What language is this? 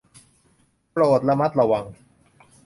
Thai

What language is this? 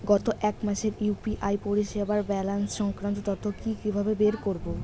Bangla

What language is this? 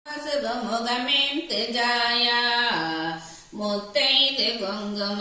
Korean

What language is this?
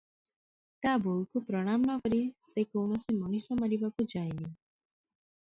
Odia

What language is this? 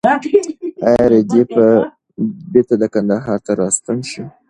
Pashto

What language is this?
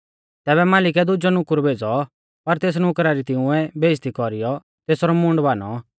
Mahasu Pahari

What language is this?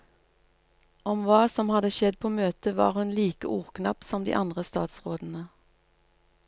Norwegian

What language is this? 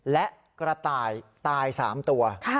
Thai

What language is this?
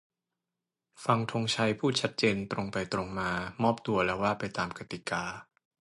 Thai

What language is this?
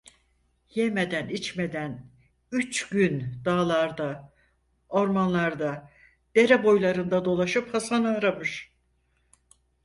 Turkish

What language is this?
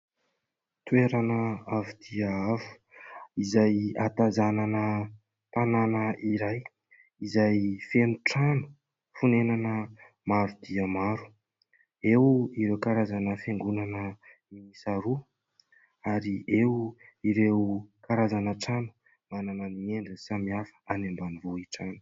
Malagasy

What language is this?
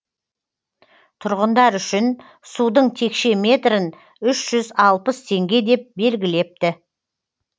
Kazakh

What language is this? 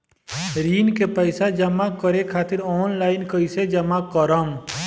Bhojpuri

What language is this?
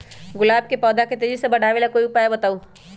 Magahi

